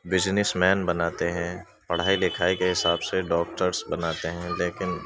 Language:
Urdu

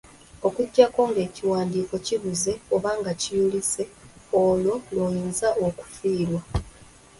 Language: Ganda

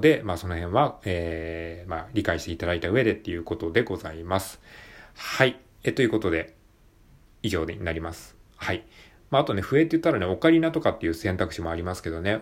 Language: Japanese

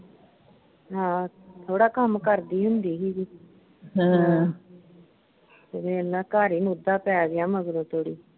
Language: Punjabi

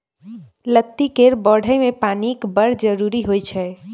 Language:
Maithili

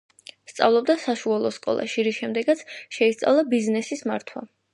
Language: Georgian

